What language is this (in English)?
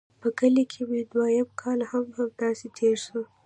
Pashto